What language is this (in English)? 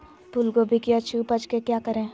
Magahi